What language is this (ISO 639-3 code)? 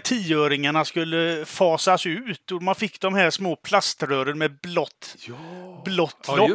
swe